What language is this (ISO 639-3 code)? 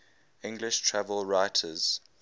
eng